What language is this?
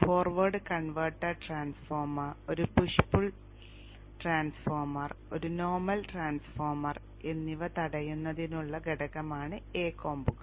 Malayalam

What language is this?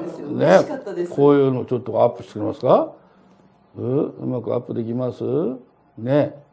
Japanese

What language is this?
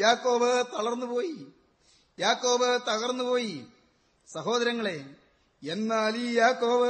Malayalam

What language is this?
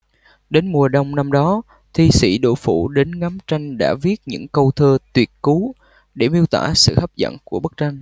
Vietnamese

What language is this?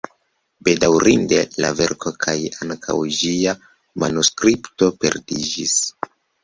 Esperanto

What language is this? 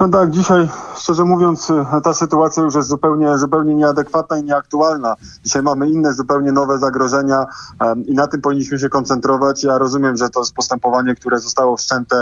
Polish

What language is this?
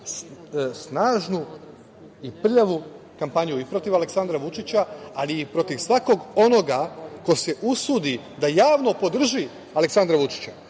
Serbian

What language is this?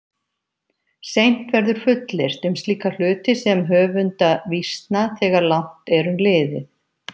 Icelandic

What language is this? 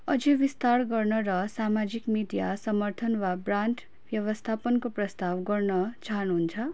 Nepali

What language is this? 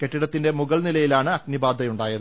Malayalam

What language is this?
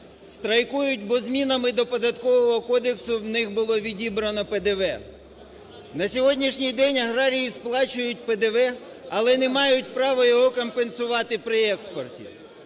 Ukrainian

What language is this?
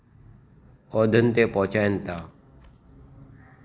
Sindhi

